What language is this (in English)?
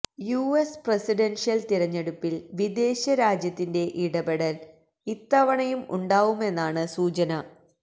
Malayalam